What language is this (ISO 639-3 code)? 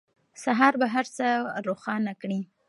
pus